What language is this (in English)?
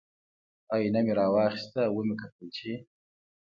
Pashto